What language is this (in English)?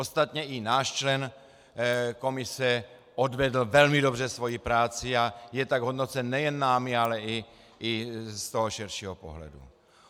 Czech